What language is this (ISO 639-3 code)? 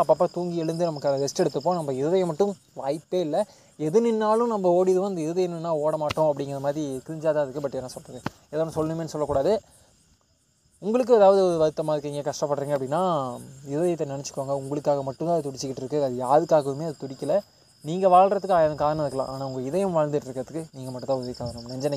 tam